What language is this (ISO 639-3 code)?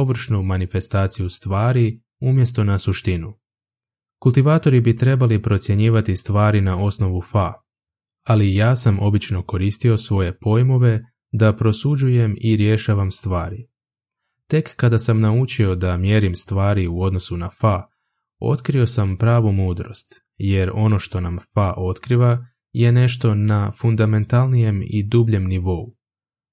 hrv